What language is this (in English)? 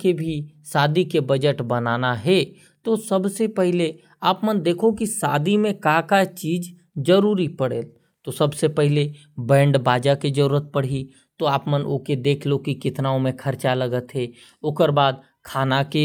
Korwa